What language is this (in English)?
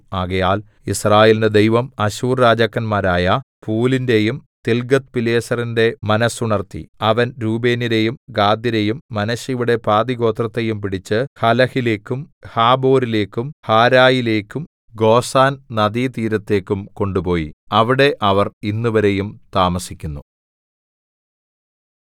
Malayalam